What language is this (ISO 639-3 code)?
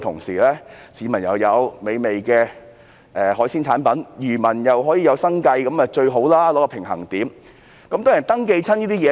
yue